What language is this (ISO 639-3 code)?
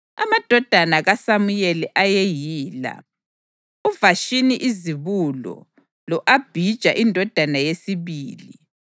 nde